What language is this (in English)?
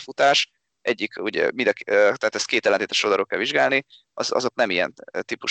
Hungarian